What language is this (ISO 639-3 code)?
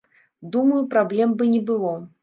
bel